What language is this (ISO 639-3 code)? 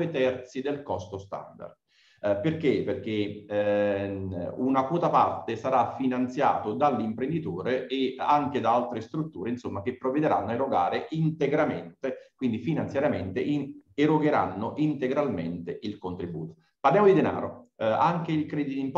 ita